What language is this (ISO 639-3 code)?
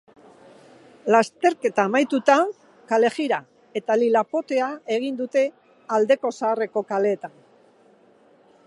eus